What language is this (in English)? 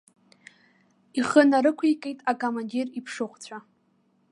Abkhazian